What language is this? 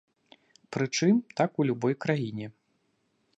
Belarusian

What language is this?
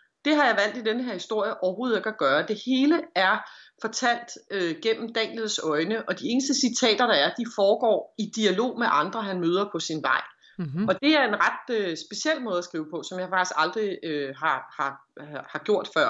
Danish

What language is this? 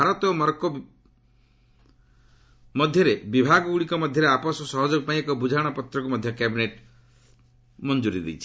Odia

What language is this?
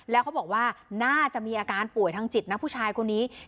Thai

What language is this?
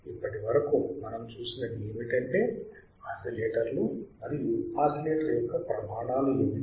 Telugu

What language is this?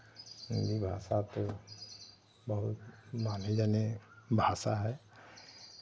Hindi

